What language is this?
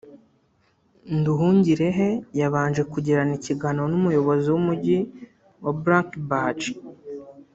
Kinyarwanda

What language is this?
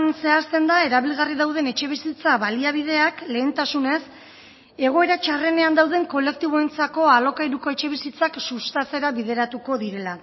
Basque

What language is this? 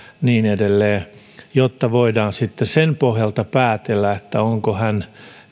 Finnish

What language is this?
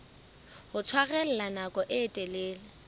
Southern Sotho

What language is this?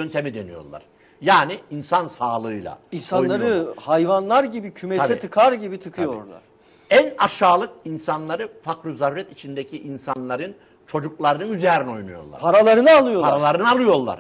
Turkish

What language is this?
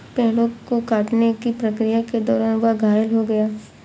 Hindi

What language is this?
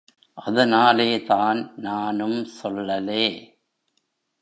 Tamil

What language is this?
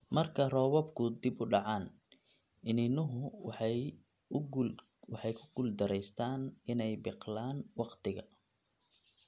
Somali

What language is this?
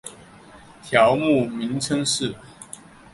Chinese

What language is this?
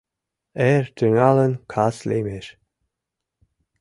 Mari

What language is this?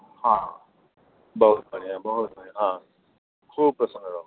Maithili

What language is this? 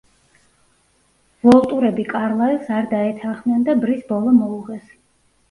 Georgian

